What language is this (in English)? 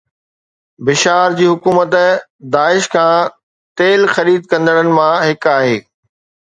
Sindhi